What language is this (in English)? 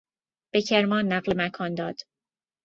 Persian